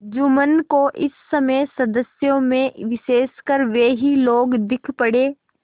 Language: Hindi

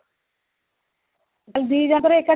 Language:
Odia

